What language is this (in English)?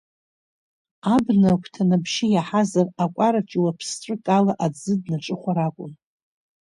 Abkhazian